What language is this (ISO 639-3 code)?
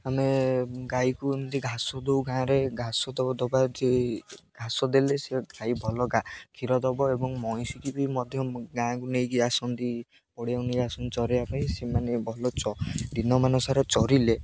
ori